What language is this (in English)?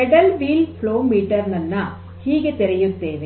Kannada